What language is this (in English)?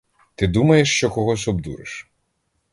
Ukrainian